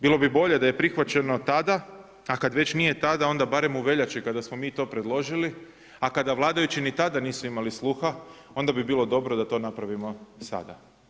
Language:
Croatian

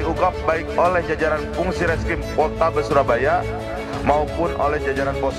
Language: Indonesian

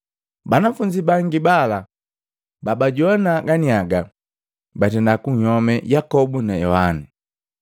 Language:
Matengo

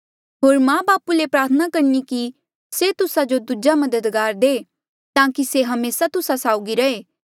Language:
Mandeali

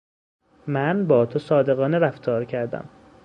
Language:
Persian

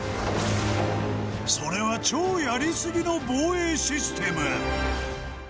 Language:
Japanese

